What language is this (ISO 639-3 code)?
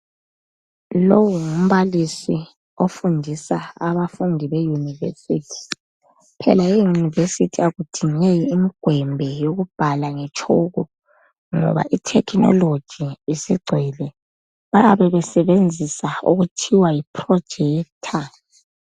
nde